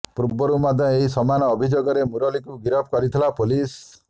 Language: Odia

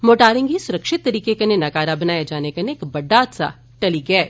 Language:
Dogri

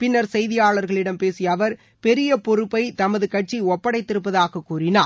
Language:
Tamil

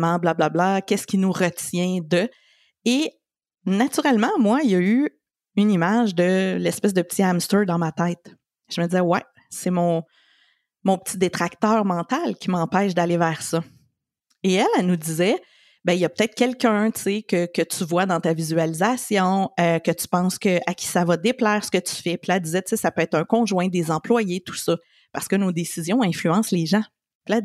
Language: French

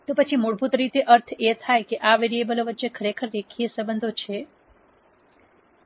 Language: Gujarati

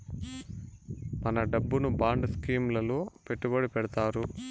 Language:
Telugu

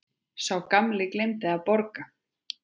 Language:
Icelandic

